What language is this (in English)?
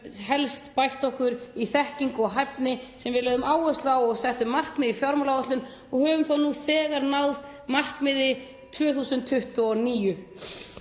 Icelandic